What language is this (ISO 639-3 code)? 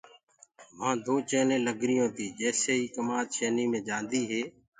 ggg